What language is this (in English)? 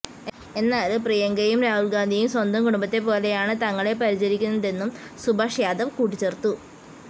Malayalam